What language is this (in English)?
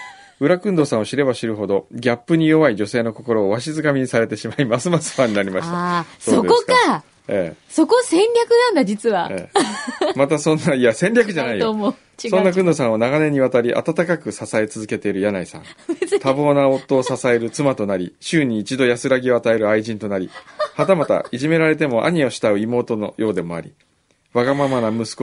Japanese